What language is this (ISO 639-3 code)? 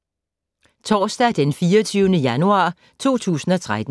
dan